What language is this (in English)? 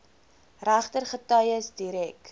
Afrikaans